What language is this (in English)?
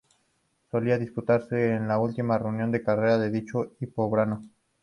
Spanish